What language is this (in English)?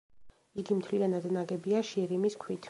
Georgian